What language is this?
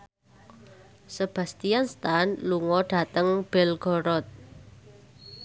Javanese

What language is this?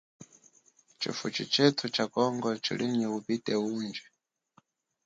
Chokwe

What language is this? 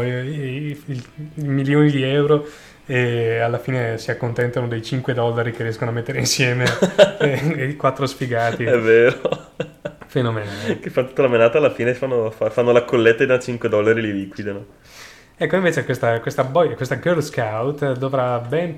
Italian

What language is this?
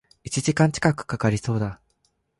Japanese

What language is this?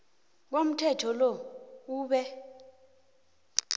South Ndebele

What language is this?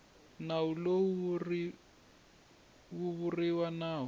Tsonga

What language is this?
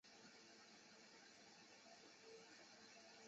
Chinese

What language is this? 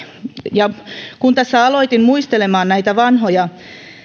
Finnish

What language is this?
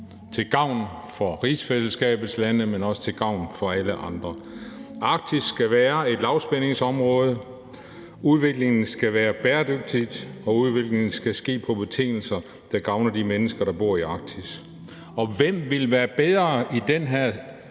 Danish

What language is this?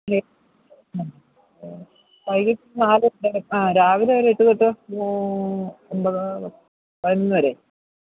Malayalam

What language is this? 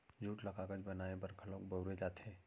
Chhattisgarhi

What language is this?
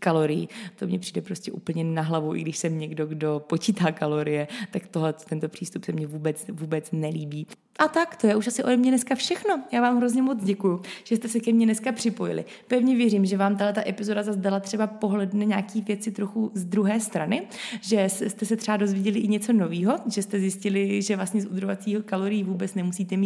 Czech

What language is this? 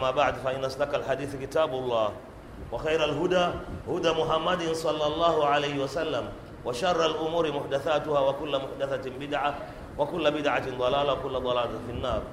Swahili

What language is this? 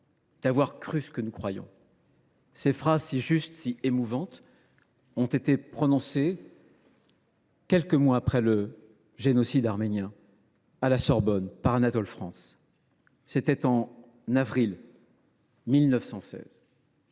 French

